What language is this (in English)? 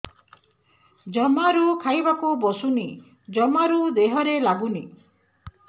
Odia